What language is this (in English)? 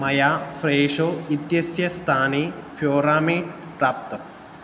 Sanskrit